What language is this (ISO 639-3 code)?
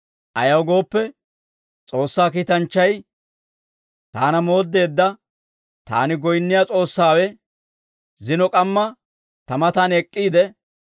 dwr